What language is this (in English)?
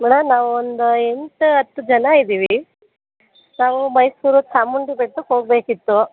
Kannada